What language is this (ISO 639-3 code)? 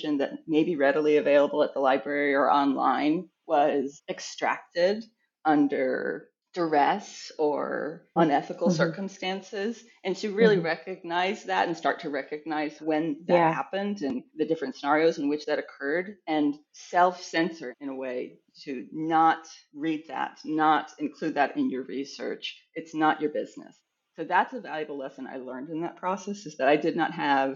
eng